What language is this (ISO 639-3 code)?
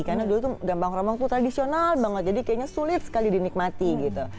ind